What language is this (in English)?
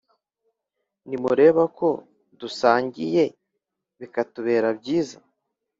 Kinyarwanda